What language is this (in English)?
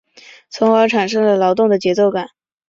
Chinese